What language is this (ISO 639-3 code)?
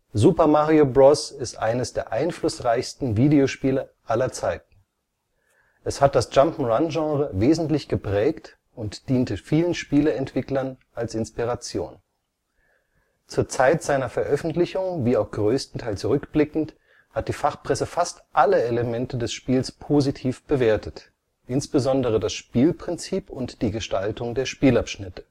deu